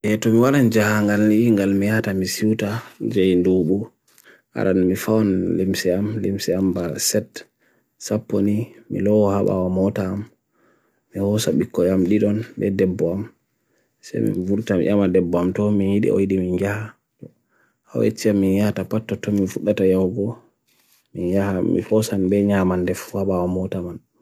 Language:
Bagirmi Fulfulde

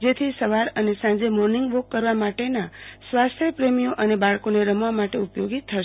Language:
Gujarati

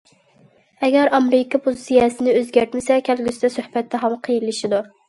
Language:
Uyghur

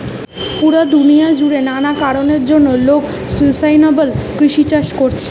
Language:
Bangla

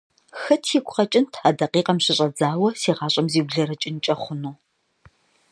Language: Kabardian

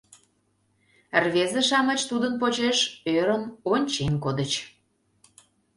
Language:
Mari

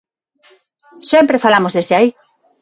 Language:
Galician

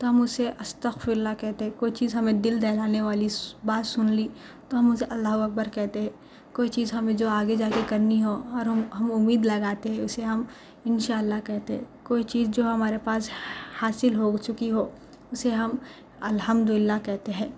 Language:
Urdu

